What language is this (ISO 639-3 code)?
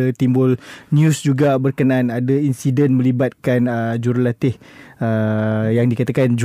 msa